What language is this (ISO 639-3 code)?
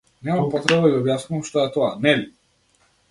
mkd